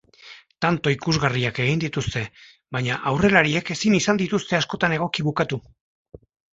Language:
Basque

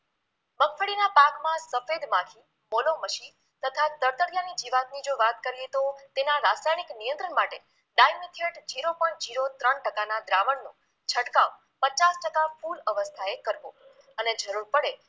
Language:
Gujarati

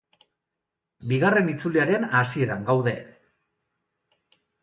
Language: Basque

